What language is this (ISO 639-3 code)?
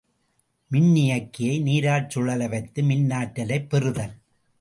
tam